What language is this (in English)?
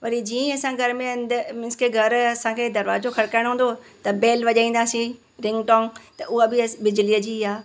Sindhi